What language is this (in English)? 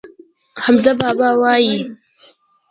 Pashto